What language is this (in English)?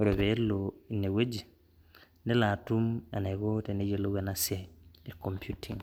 Masai